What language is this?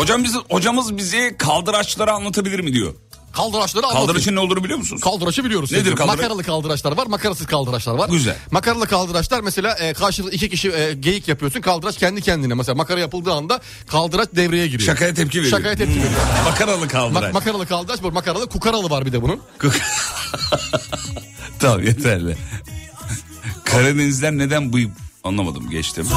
Turkish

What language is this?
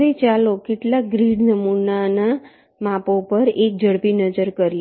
Gujarati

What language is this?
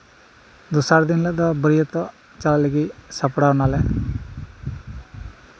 Santali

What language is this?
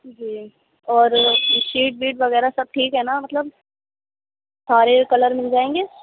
Urdu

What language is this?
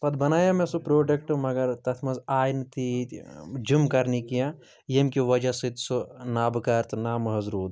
Kashmiri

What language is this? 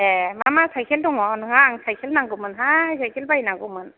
Bodo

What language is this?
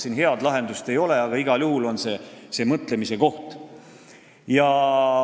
Estonian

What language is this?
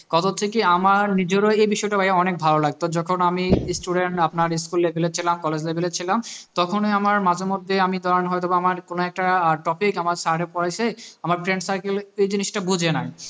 Bangla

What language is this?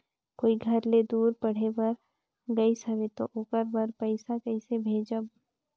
Chhattisgarhi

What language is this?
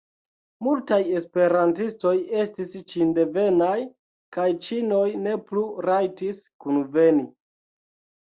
Esperanto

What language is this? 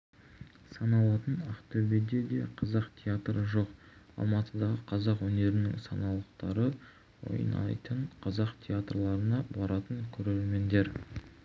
Kazakh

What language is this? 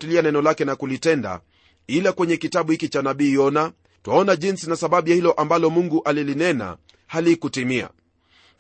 Swahili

